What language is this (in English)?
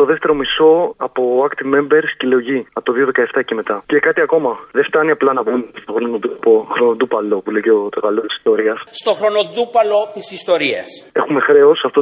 Greek